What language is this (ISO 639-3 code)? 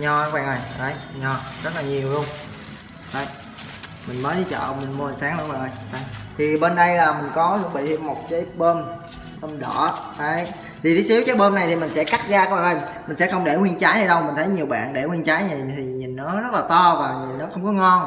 vie